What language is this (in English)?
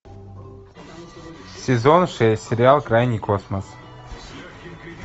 Russian